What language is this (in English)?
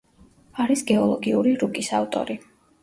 Georgian